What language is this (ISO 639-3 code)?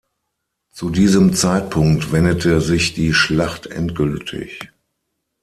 deu